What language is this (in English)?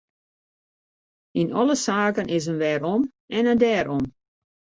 Western Frisian